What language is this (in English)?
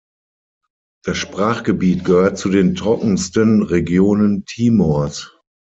German